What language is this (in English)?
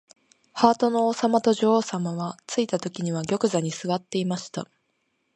Japanese